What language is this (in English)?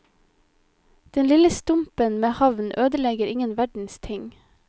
Norwegian